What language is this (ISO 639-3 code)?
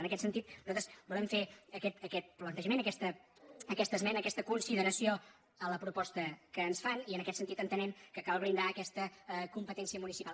cat